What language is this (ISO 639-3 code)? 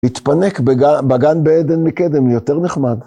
heb